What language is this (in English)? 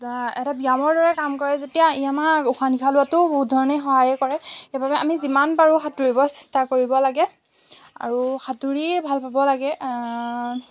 Assamese